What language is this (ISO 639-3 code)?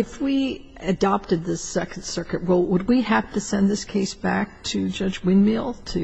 eng